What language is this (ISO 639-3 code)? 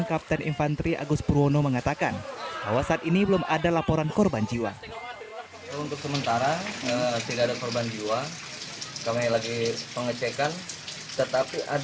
ind